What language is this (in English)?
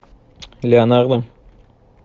Russian